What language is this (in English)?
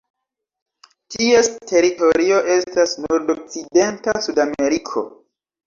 Esperanto